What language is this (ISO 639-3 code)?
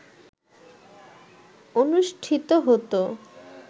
ben